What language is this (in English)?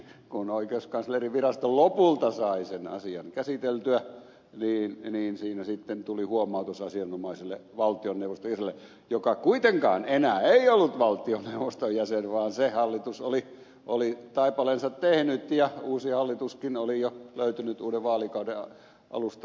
Finnish